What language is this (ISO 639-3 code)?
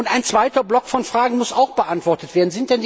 deu